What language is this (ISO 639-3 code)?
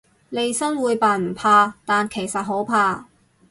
yue